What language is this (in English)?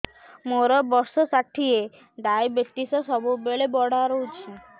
Odia